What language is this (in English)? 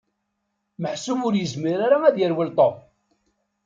Kabyle